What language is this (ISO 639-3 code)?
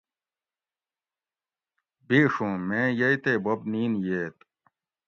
gwc